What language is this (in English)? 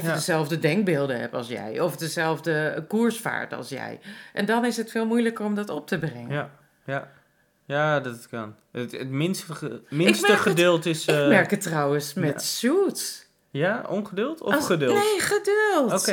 Dutch